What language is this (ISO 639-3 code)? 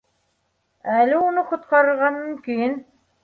bak